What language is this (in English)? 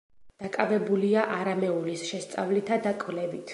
Georgian